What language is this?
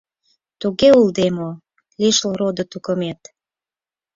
Mari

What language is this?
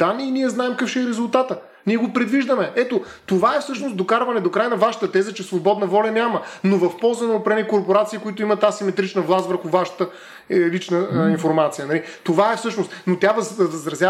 Bulgarian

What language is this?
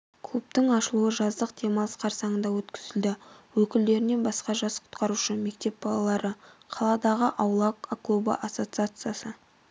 Kazakh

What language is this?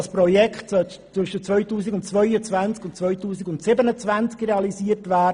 Swiss German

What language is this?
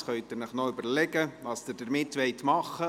Swiss German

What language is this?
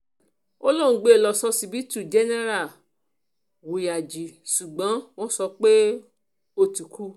Yoruba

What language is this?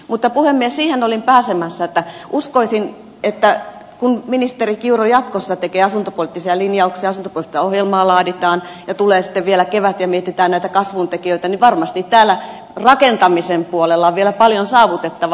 Finnish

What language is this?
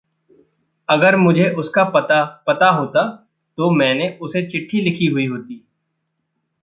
Hindi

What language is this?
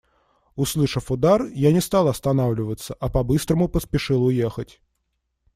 Russian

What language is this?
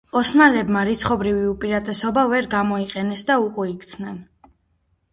Georgian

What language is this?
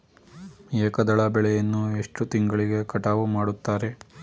Kannada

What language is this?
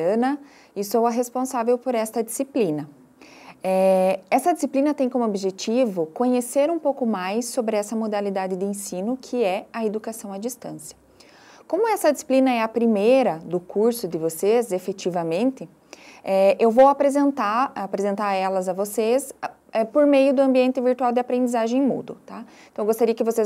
Portuguese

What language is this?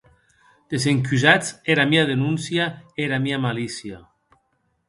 Occitan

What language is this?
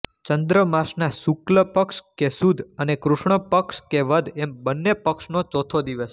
Gujarati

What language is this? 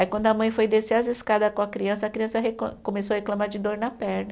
Portuguese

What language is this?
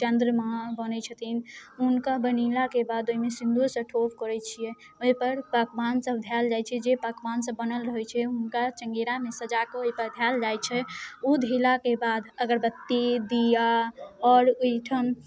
Maithili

